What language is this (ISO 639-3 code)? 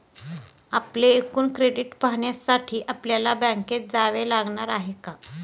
mar